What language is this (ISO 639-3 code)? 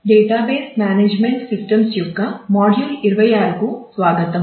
tel